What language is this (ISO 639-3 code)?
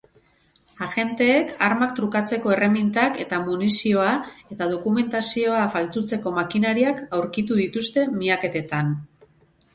eus